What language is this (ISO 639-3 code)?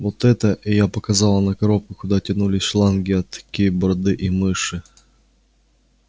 rus